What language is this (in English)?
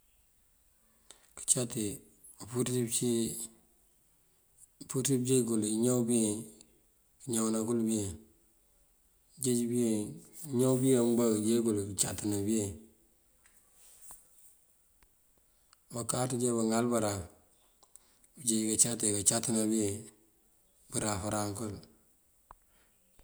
Mandjak